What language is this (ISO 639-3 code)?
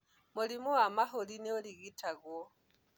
kik